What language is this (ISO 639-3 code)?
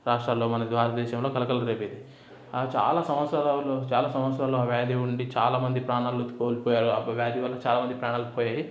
tel